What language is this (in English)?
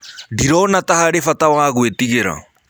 Kikuyu